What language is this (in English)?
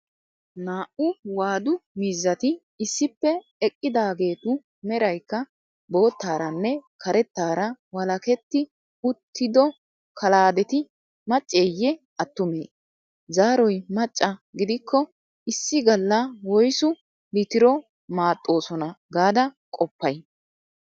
Wolaytta